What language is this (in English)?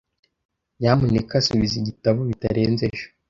Kinyarwanda